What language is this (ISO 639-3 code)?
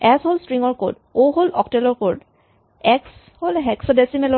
asm